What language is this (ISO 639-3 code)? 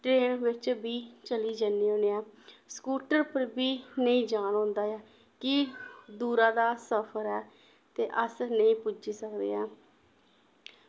doi